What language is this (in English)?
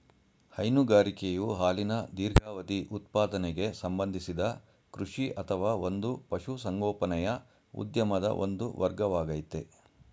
Kannada